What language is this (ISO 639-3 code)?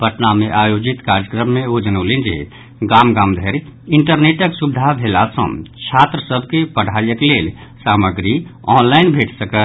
mai